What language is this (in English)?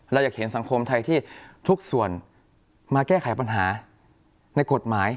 Thai